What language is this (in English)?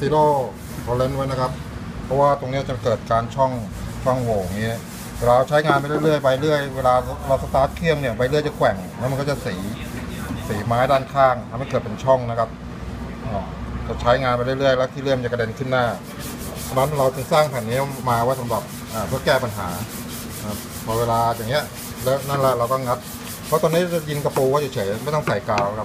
Thai